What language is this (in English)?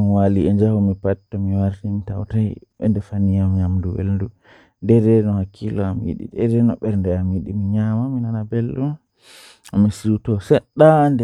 Western Niger Fulfulde